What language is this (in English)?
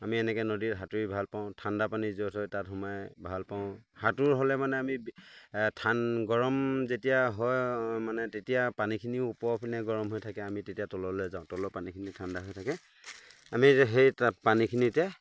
Assamese